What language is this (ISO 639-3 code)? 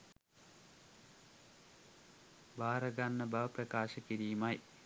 sin